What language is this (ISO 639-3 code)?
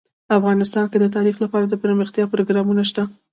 pus